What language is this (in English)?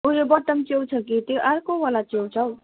Nepali